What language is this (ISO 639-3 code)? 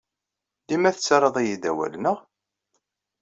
kab